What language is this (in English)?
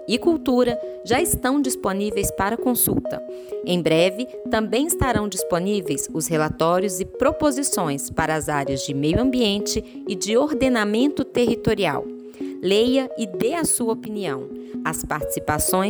Portuguese